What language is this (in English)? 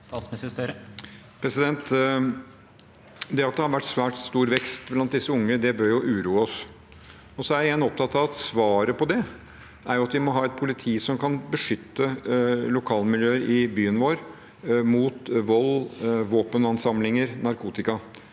Norwegian